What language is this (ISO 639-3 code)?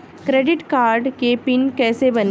bho